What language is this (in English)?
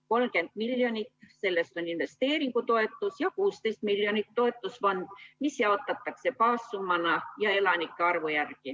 Estonian